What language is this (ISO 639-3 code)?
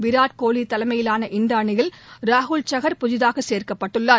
tam